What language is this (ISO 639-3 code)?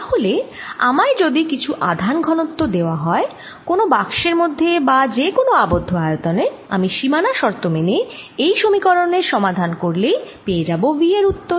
ben